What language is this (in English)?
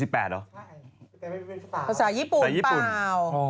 Thai